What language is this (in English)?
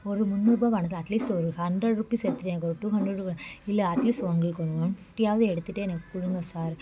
Tamil